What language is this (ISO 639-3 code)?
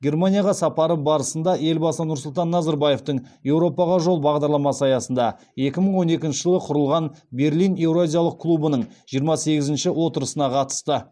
kaz